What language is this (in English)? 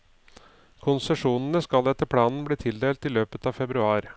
Norwegian